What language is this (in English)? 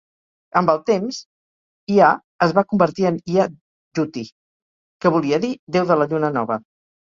Catalan